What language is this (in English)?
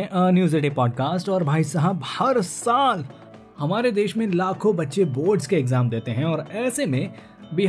Hindi